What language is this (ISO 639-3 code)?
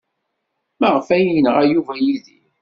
kab